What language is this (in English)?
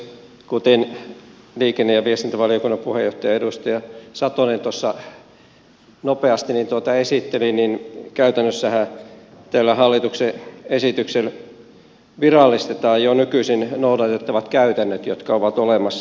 Finnish